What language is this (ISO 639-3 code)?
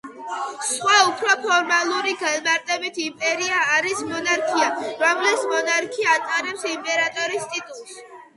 kat